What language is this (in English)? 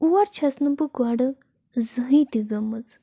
Kashmiri